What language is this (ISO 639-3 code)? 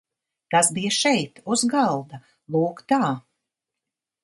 lav